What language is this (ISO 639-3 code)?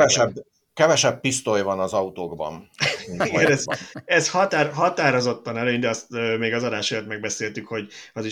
hun